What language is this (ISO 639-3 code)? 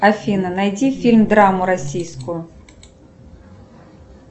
rus